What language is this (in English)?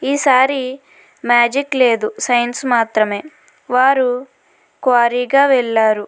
Telugu